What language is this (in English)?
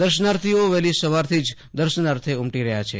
Gujarati